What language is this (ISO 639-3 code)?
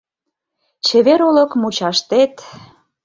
chm